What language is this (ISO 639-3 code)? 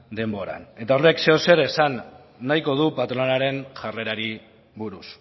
eus